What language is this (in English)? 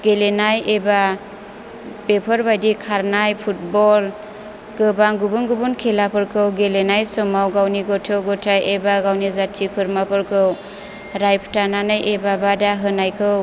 Bodo